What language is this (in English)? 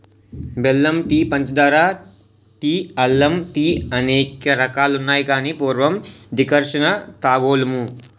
Telugu